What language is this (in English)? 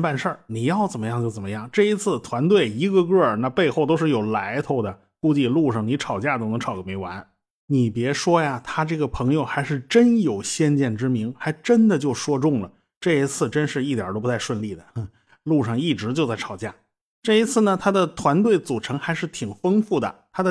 Chinese